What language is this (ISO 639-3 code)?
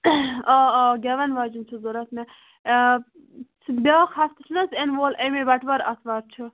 kas